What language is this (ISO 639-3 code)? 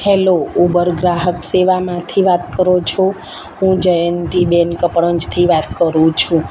guj